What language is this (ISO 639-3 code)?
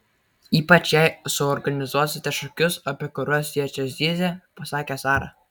lit